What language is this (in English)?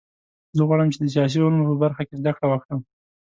Pashto